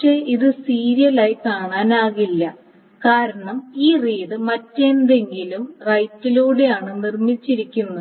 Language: Malayalam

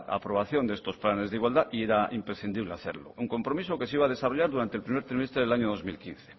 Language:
Spanish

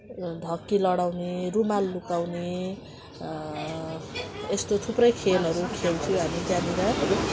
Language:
Nepali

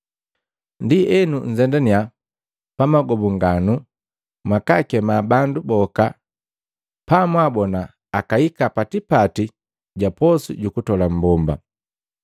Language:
Matengo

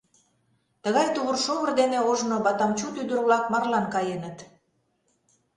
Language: Mari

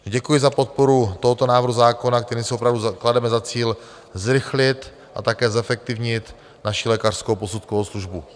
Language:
Czech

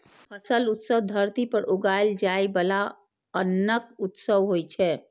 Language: Maithili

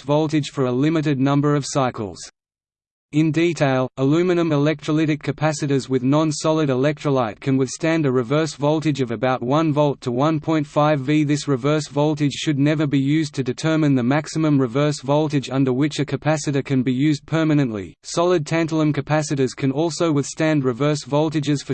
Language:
English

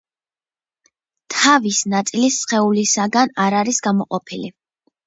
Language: Georgian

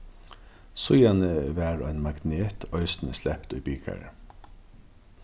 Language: Faroese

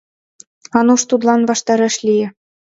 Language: Mari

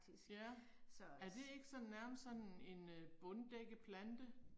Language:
Danish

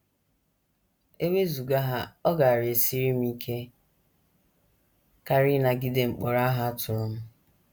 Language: Igbo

